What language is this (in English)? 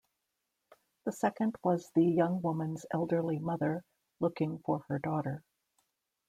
English